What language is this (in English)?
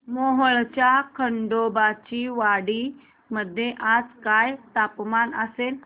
Marathi